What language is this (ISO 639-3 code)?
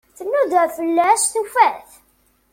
kab